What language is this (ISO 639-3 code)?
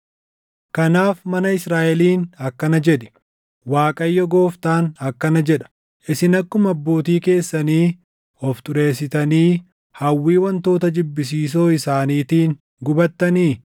orm